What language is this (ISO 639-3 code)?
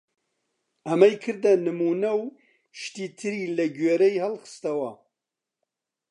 ckb